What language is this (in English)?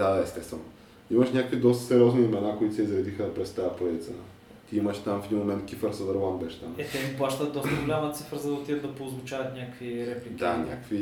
Bulgarian